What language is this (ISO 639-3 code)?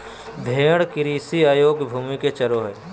mag